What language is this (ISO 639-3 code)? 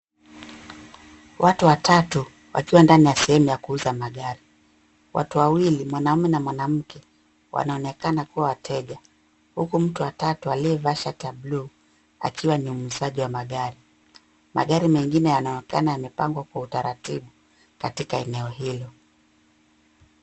swa